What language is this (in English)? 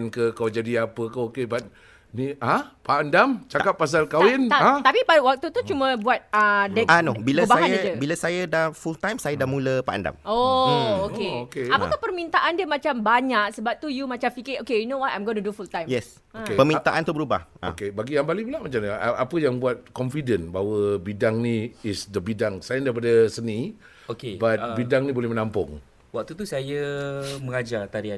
Malay